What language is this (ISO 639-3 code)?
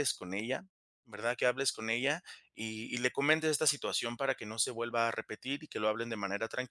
spa